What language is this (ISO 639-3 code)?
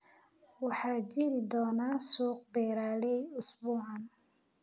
som